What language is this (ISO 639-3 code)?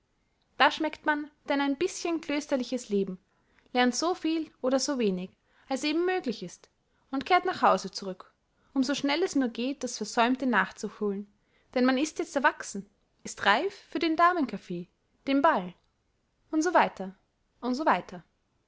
deu